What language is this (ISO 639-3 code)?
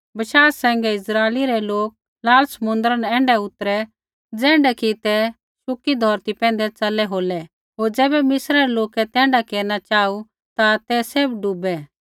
kfx